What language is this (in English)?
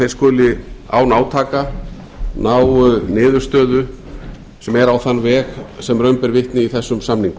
Icelandic